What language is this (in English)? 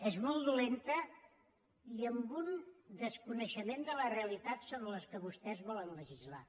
Catalan